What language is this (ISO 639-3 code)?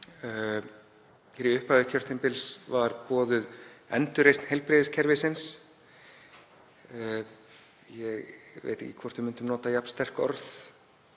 isl